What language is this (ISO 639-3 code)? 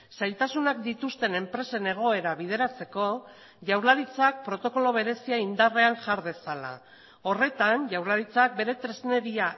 eus